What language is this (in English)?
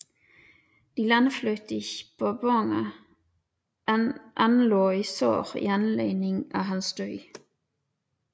Danish